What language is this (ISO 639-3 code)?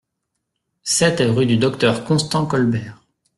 fra